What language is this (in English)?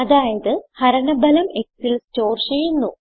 Malayalam